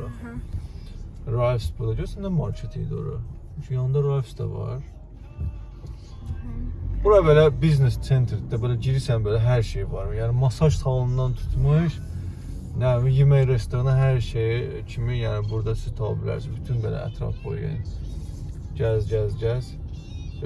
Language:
Turkish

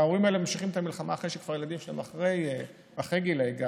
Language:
Hebrew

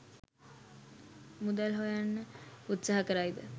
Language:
Sinhala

